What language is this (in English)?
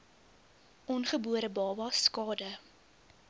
Afrikaans